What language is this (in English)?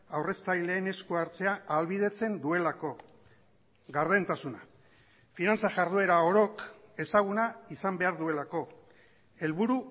Basque